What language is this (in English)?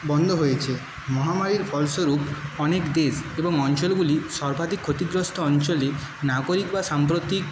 Bangla